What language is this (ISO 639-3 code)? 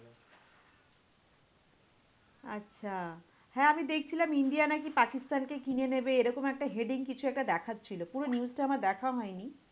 ben